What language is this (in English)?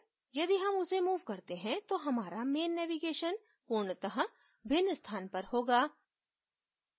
Hindi